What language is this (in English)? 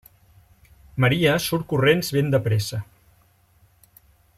Catalan